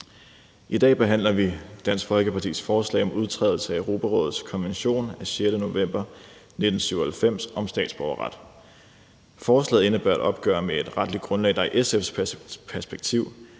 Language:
Danish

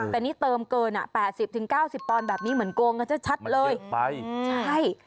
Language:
Thai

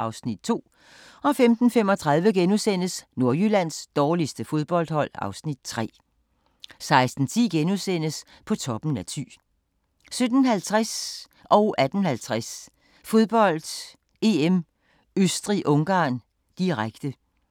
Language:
Danish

